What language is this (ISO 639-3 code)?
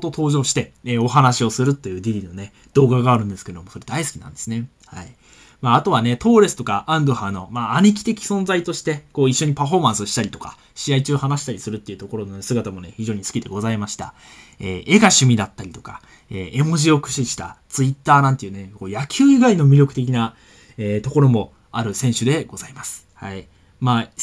jpn